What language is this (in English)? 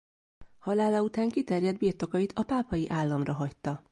Hungarian